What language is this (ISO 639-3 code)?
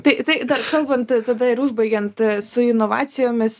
lit